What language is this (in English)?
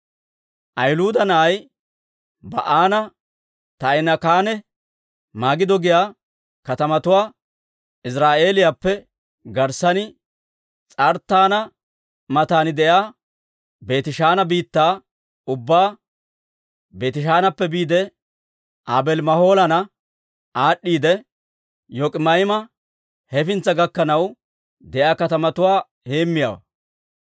Dawro